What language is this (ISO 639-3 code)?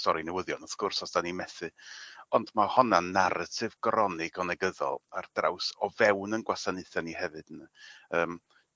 cym